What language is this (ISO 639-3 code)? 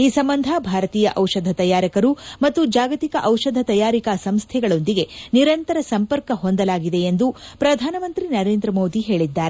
kan